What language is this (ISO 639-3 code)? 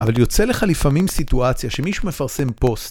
heb